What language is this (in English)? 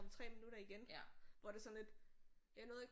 Danish